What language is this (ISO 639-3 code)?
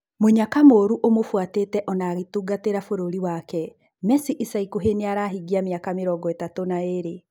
kik